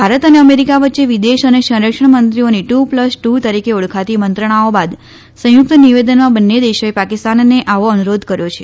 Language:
Gujarati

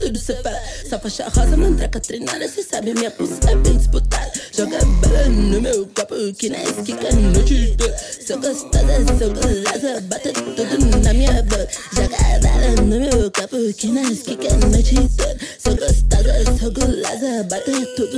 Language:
Portuguese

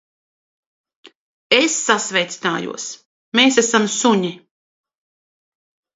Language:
Latvian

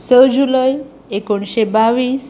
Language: Konkani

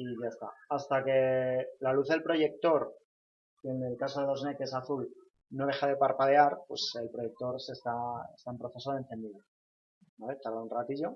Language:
Spanish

